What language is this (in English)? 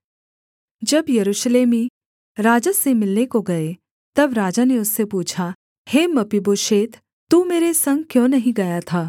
Hindi